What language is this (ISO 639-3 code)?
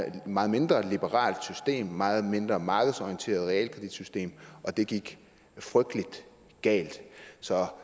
dan